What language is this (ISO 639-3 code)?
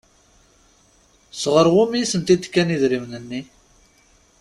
kab